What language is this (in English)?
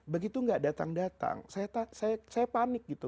Indonesian